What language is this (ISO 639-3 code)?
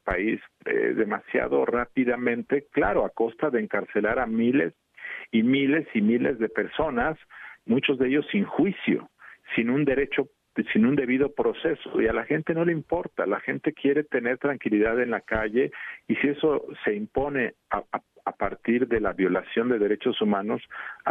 spa